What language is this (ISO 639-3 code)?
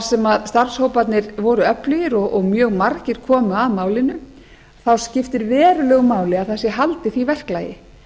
isl